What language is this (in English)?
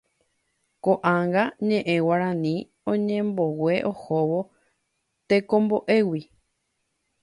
Guarani